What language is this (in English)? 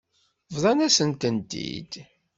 Kabyle